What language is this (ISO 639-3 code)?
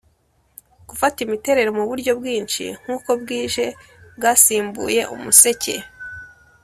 kin